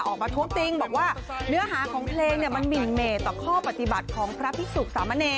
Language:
Thai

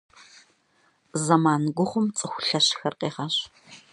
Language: Kabardian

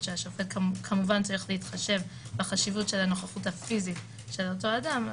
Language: Hebrew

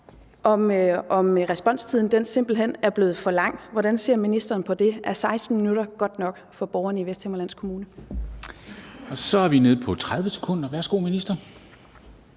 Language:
Danish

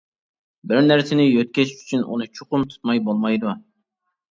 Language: Uyghur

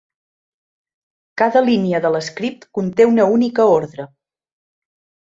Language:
Catalan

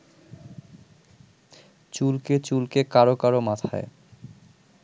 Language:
Bangla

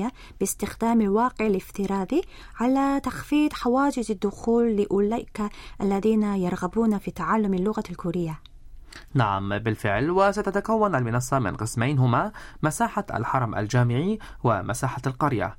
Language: Arabic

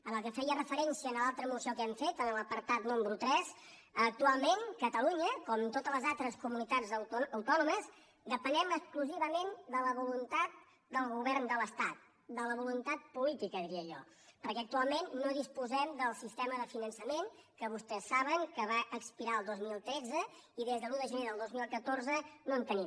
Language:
Catalan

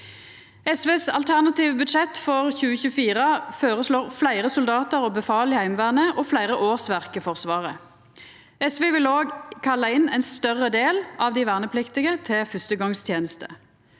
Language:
Norwegian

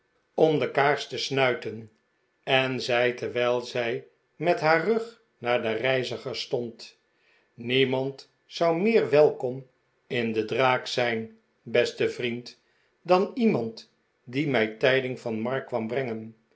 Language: Dutch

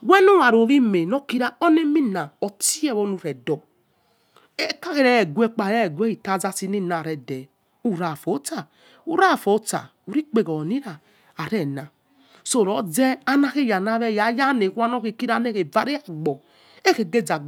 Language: Yekhee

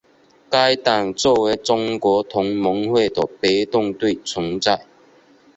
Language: Chinese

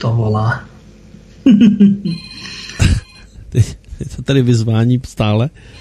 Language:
Czech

